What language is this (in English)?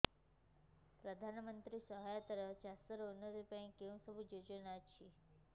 Odia